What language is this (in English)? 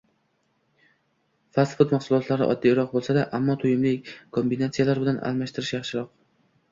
Uzbek